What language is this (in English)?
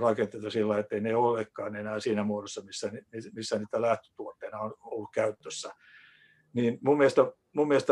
Finnish